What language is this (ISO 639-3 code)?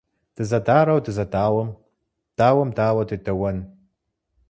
kbd